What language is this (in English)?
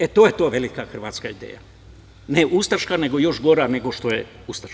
Serbian